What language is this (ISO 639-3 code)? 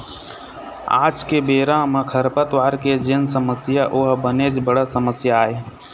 hne